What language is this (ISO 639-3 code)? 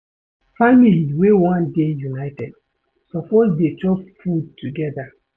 pcm